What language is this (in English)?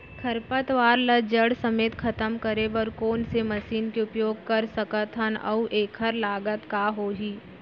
Chhattisgarhi